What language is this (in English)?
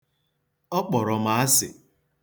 Igbo